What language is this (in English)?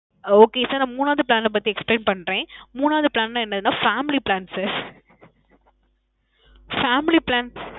Tamil